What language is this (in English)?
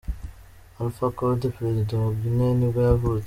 Kinyarwanda